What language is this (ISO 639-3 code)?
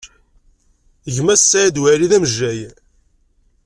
kab